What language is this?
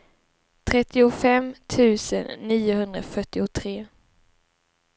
Swedish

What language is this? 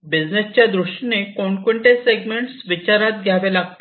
Marathi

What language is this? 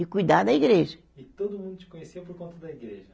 Portuguese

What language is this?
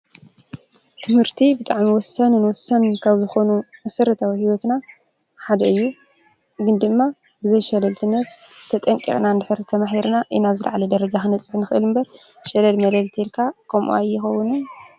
Tigrinya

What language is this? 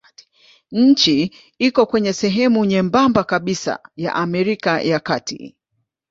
Swahili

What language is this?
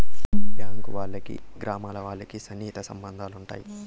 Telugu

